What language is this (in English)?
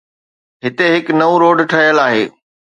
Sindhi